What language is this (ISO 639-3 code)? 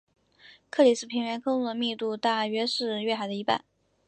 zho